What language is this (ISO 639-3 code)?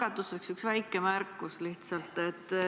est